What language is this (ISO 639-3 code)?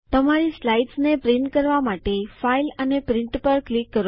guj